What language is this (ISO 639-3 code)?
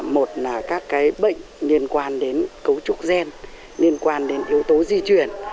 vie